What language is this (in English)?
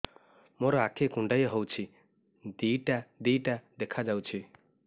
Odia